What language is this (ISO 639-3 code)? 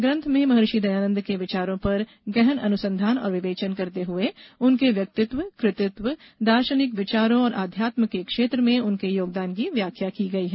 hin